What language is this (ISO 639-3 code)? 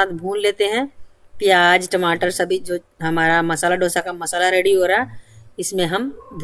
hin